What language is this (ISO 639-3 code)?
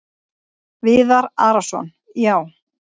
isl